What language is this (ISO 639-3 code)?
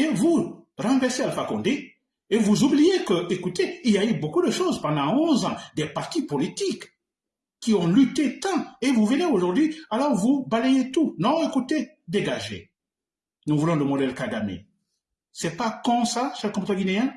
fra